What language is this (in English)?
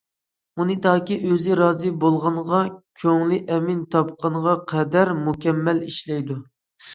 Uyghur